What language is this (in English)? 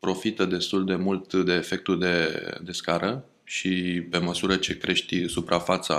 Romanian